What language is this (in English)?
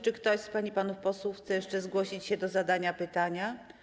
Polish